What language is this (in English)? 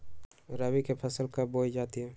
Magahi